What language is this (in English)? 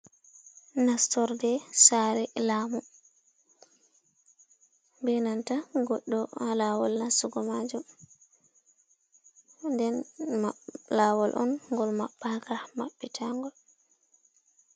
Fula